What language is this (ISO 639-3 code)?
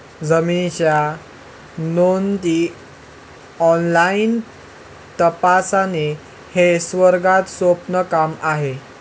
mar